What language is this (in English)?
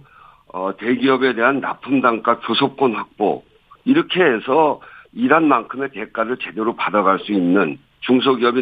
Korean